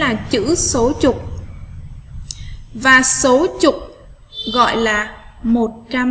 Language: Vietnamese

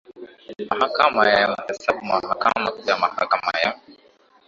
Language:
Swahili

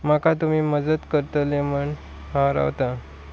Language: Konkani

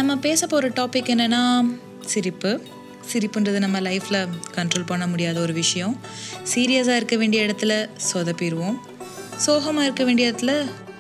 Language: Tamil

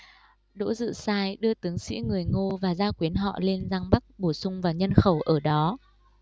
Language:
Vietnamese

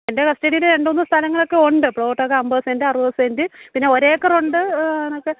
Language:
Malayalam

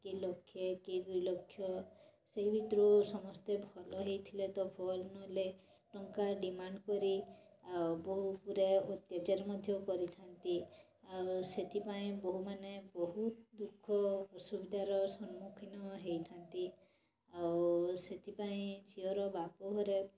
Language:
Odia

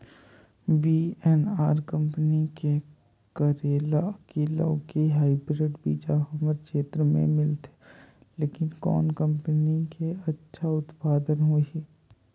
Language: Chhattisgarhi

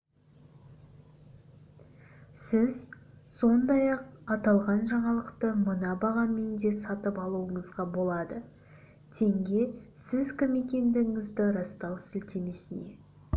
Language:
Kazakh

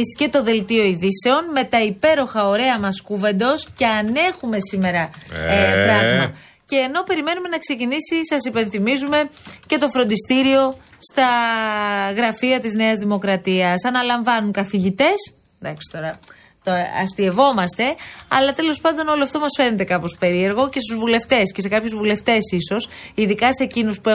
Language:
Greek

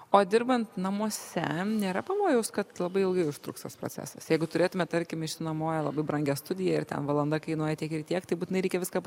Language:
Lithuanian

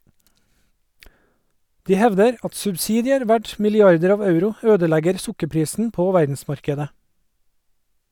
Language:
Norwegian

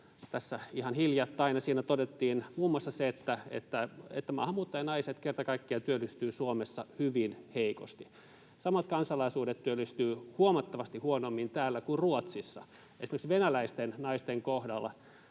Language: Finnish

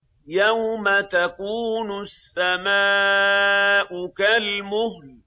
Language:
Arabic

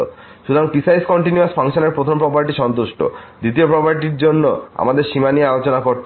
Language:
Bangla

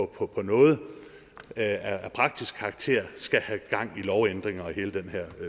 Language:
Danish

